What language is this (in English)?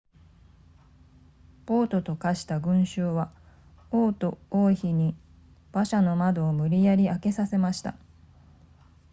Japanese